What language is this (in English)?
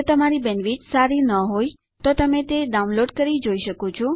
Gujarati